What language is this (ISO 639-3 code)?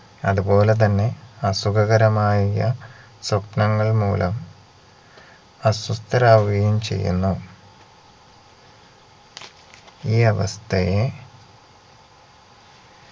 mal